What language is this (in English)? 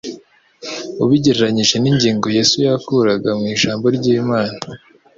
Kinyarwanda